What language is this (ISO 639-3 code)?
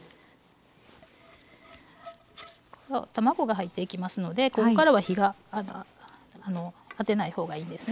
jpn